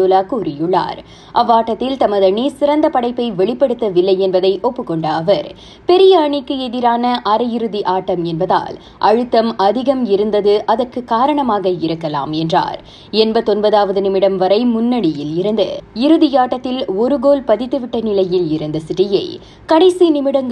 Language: Tamil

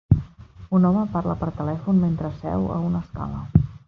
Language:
Catalan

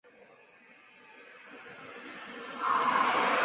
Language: Chinese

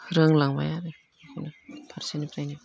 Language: Bodo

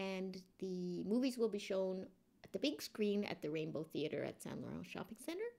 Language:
English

